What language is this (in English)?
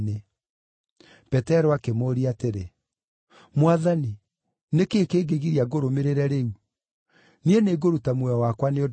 Kikuyu